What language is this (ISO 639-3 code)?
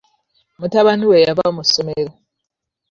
lug